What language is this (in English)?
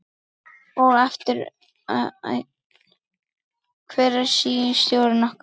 Icelandic